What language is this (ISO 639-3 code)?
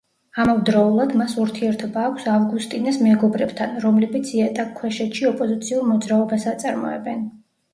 kat